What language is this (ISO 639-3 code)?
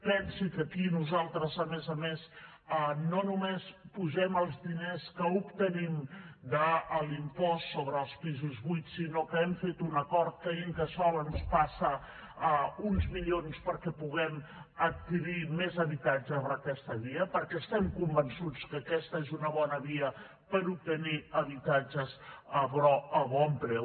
cat